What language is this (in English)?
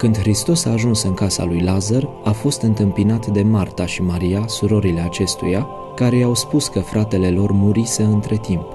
Romanian